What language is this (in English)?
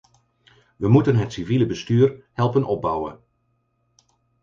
Dutch